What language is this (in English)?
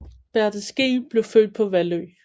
Danish